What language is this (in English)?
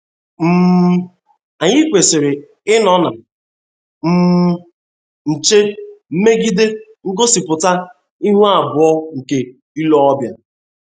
Igbo